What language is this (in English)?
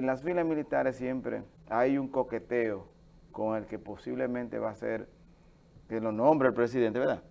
Spanish